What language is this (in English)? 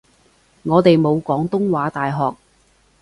Cantonese